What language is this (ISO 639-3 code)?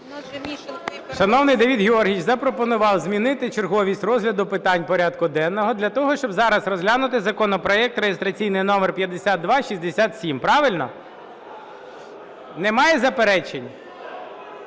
ukr